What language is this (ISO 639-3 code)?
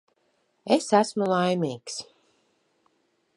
lav